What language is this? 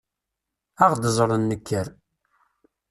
Kabyle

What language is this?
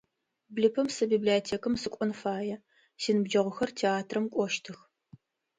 Adyghe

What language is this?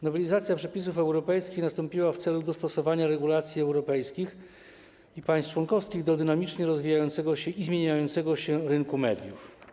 Polish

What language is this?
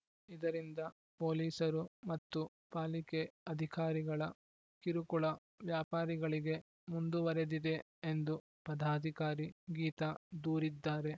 Kannada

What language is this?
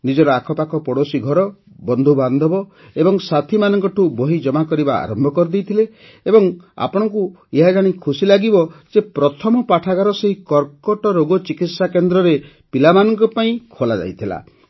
Odia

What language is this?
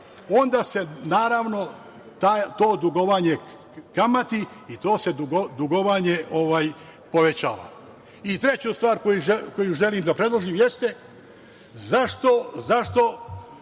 Serbian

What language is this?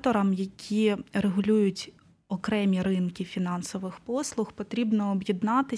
Ukrainian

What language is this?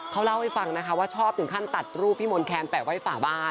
Thai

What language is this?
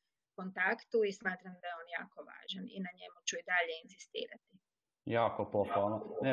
Croatian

